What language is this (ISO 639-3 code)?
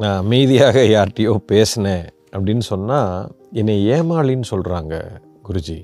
tam